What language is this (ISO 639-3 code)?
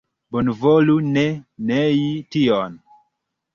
epo